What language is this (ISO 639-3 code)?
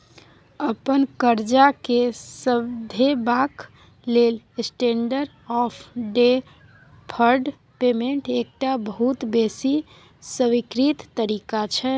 mai